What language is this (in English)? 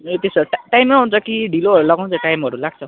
Nepali